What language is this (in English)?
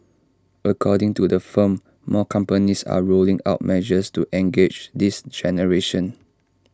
English